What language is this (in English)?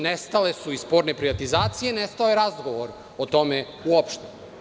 Serbian